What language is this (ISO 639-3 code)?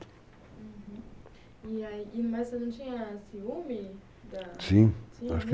por